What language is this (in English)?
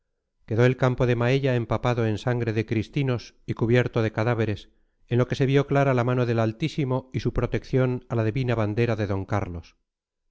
Spanish